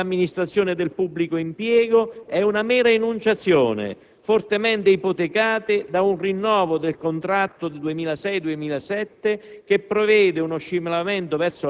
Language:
Italian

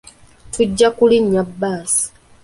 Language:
Ganda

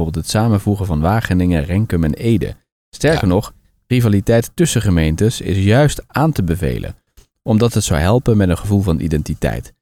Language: Dutch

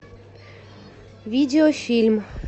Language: Russian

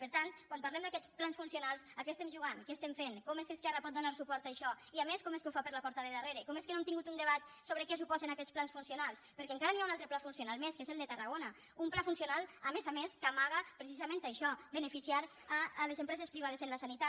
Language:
Catalan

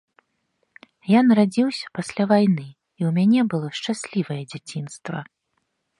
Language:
Belarusian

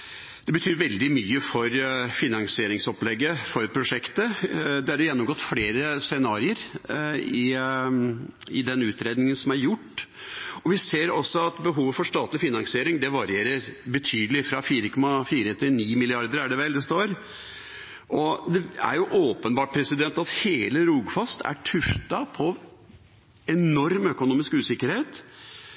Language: Norwegian Bokmål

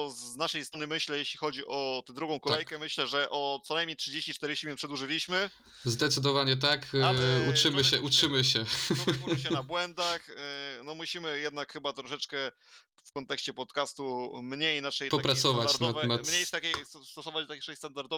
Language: Polish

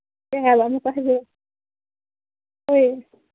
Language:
Manipuri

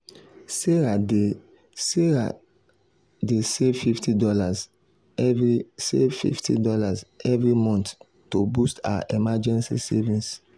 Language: Nigerian Pidgin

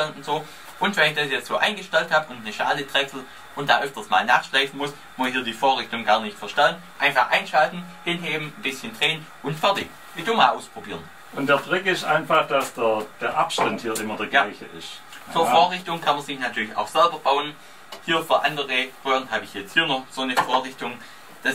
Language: German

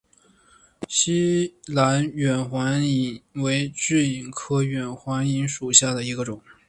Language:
Chinese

